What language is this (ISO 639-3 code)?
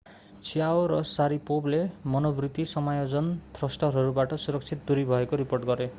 nep